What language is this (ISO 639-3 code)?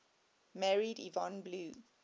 eng